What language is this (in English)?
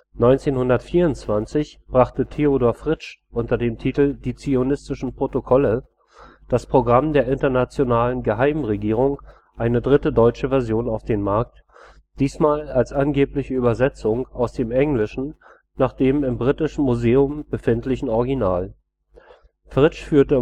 German